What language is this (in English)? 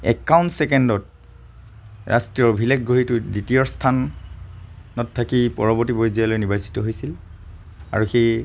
Assamese